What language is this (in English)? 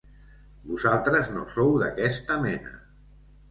Catalan